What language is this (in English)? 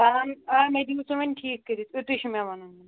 Kashmiri